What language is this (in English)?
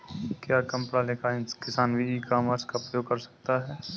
Hindi